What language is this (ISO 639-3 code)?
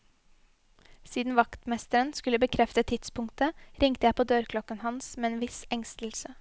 nor